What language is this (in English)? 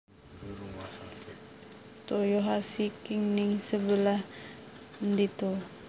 Javanese